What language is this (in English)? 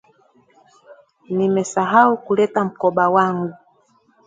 Swahili